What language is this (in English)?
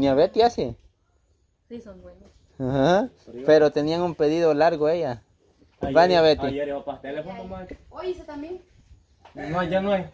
Spanish